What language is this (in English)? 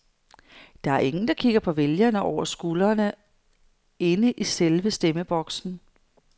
Danish